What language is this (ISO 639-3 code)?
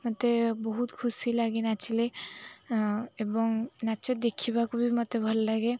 ori